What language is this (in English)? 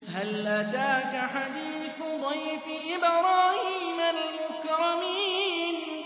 Arabic